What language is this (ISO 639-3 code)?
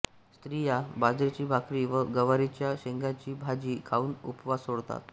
mar